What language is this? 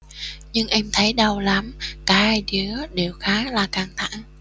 Vietnamese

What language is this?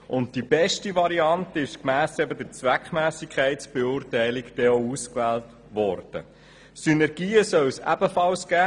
Swiss German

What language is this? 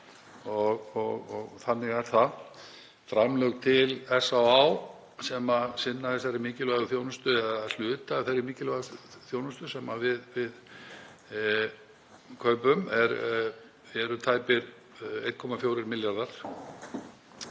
Icelandic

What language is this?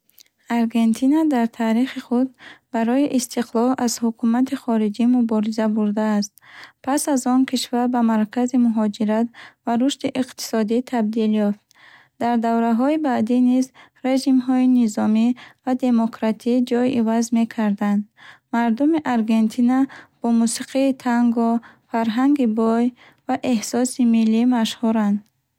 Bukharic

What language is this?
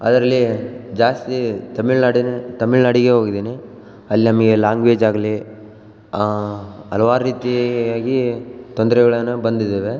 Kannada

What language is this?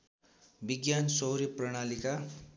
Nepali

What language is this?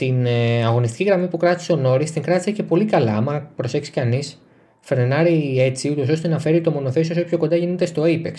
Greek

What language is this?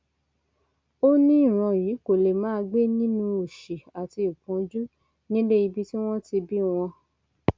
Yoruba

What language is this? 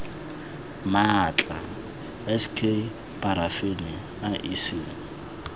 Tswana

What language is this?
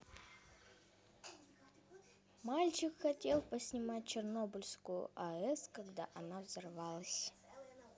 Russian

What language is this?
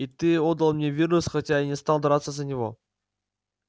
Russian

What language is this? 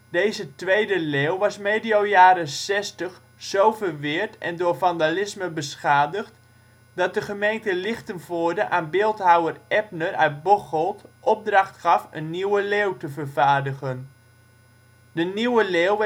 Dutch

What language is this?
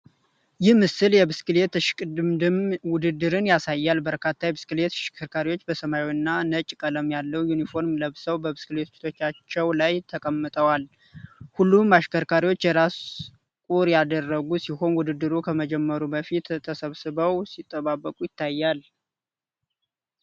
Amharic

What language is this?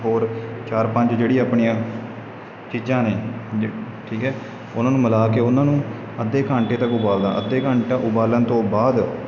Punjabi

